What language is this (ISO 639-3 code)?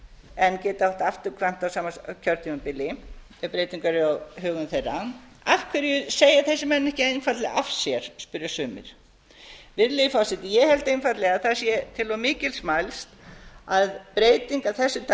isl